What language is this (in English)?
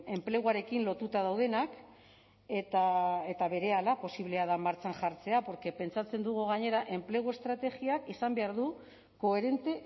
Basque